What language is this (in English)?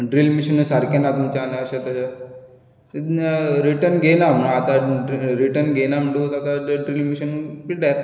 Konkani